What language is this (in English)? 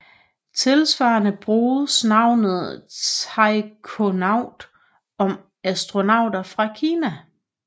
Danish